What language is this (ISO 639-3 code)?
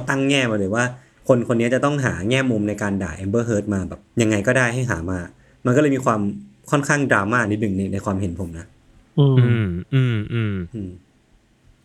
tha